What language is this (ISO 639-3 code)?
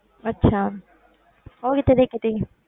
pan